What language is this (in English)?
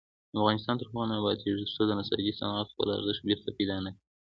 Pashto